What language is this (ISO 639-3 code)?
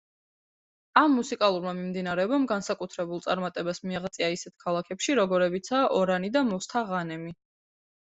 kat